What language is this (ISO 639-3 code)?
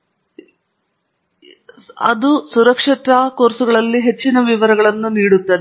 kan